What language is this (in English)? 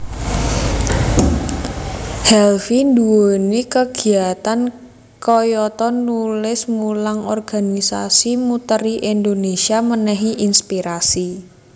Javanese